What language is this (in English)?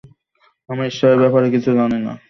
Bangla